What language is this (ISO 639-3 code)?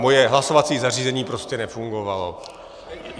ces